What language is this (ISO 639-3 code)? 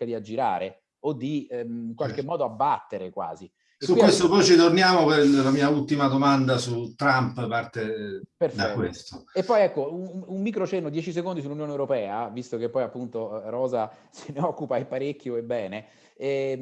ita